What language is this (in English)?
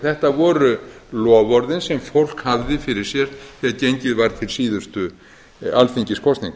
Icelandic